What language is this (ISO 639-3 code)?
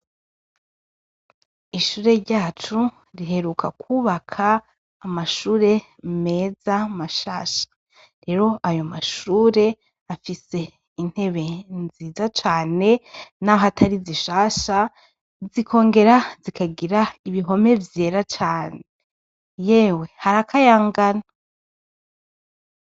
run